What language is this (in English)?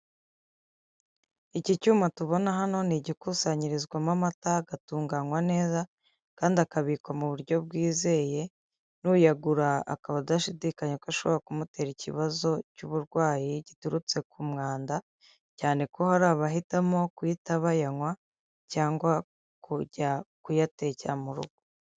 Kinyarwanda